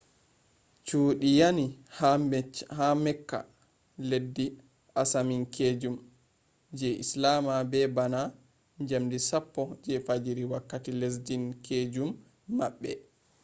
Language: Fula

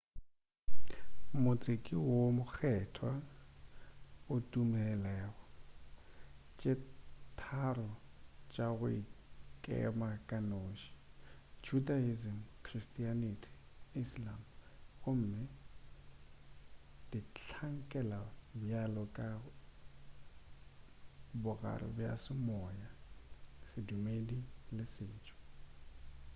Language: Northern Sotho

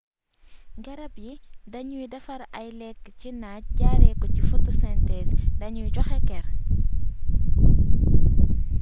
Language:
Wolof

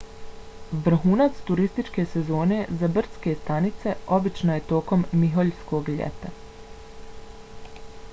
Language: Bosnian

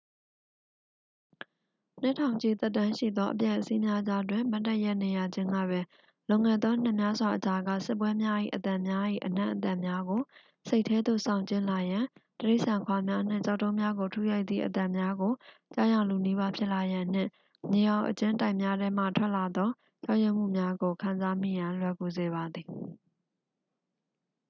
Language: Burmese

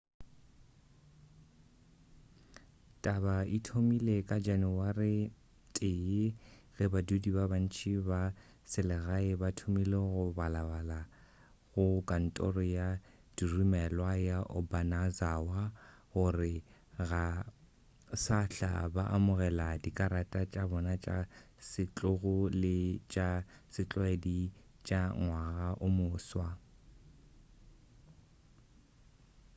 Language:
Northern Sotho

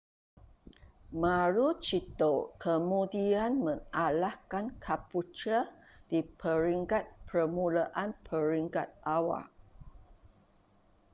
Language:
Malay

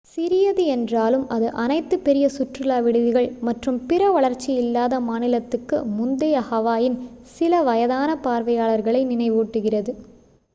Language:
Tamil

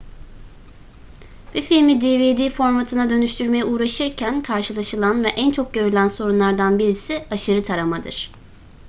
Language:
Turkish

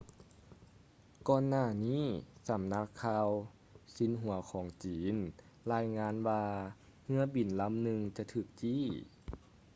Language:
Lao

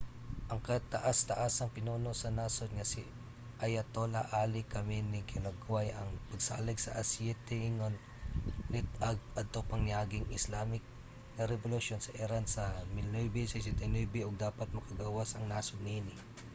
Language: Cebuano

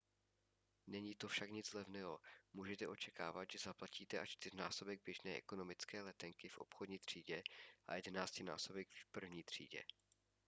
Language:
Czech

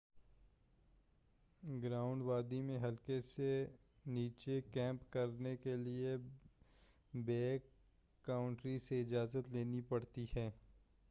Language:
Urdu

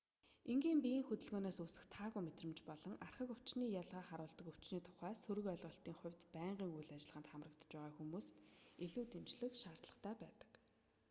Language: Mongolian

